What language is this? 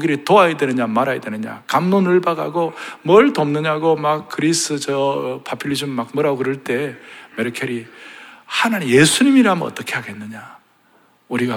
Korean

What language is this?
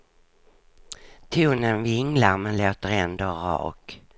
Swedish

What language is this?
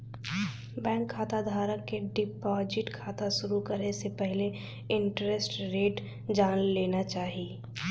Bhojpuri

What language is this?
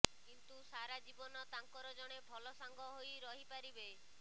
Odia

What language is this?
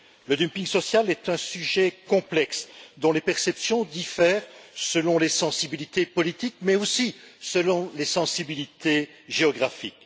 French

